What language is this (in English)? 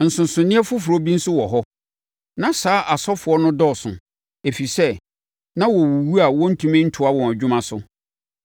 Akan